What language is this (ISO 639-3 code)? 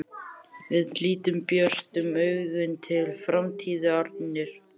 isl